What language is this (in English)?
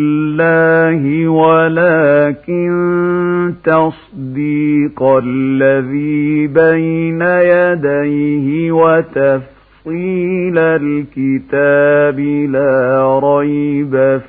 Arabic